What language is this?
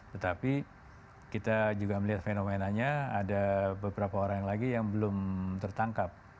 Indonesian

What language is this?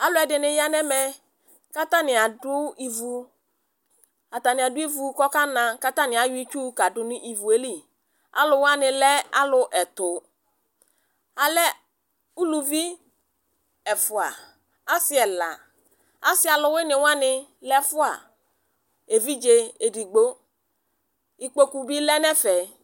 Ikposo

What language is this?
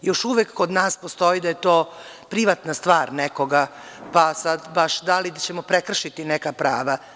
Serbian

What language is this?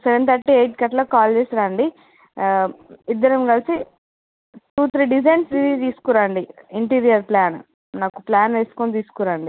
Telugu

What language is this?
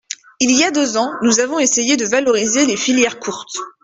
French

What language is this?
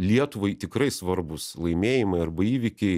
Lithuanian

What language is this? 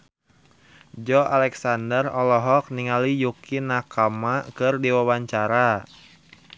Sundanese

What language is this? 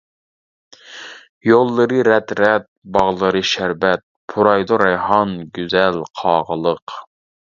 Uyghur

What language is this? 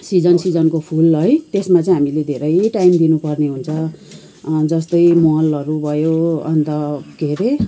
Nepali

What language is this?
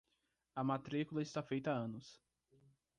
Portuguese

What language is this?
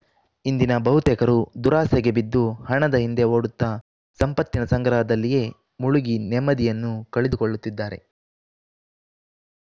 Kannada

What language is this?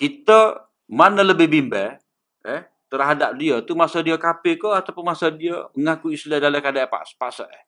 Malay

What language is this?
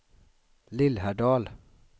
Swedish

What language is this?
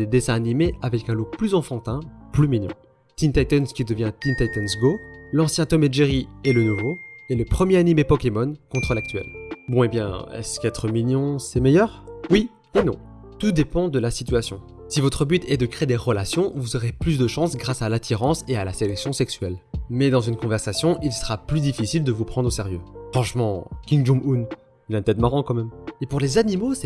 French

